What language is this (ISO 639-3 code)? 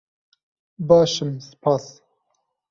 kur